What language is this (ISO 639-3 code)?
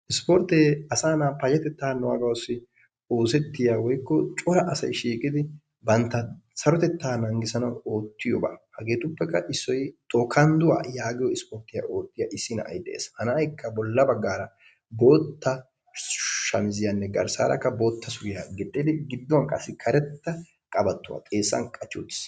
wal